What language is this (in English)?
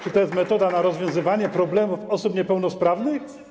Polish